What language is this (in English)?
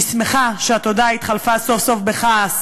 Hebrew